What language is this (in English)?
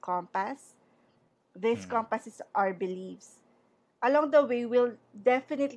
Filipino